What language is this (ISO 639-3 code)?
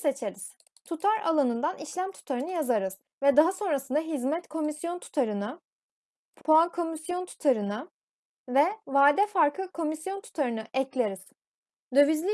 tur